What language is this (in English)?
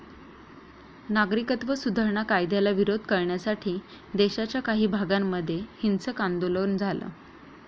Marathi